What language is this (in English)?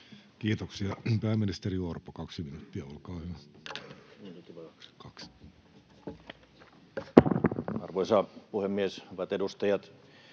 Finnish